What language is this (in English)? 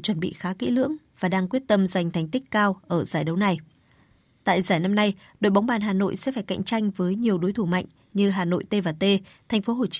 Vietnamese